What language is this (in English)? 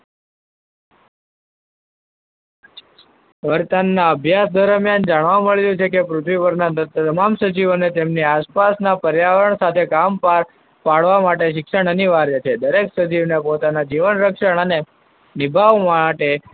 Gujarati